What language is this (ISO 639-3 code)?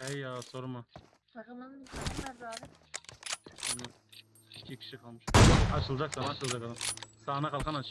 tur